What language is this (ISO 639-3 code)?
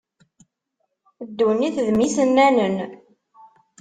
kab